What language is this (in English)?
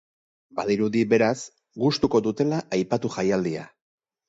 Basque